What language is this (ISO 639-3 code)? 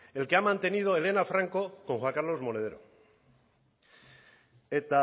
spa